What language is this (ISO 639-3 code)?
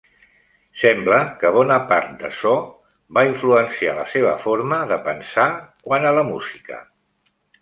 cat